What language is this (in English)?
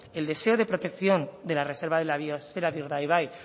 Spanish